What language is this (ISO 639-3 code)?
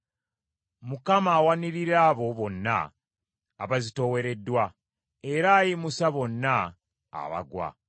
lug